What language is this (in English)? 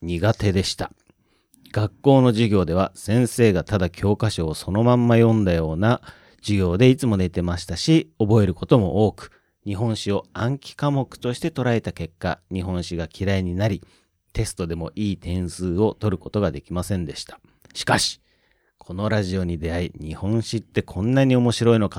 Japanese